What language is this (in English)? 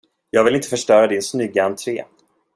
Swedish